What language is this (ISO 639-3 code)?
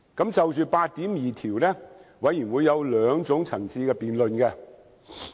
yue